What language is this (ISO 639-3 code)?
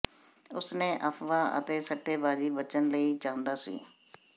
pan